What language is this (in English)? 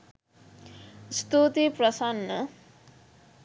Sinhala